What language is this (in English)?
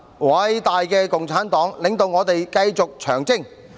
Cantonese